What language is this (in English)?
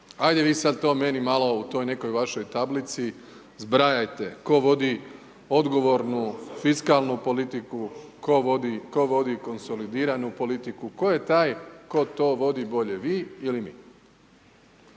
Croatian